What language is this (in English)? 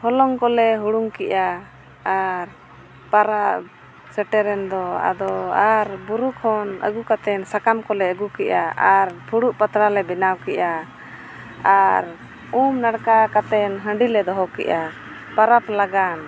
Santali